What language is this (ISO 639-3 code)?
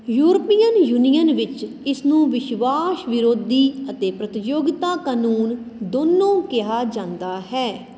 pan